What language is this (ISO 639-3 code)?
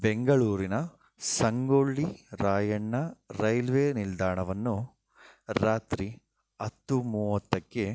kan